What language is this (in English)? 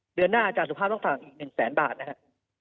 Thai